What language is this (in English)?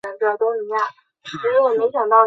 Chinese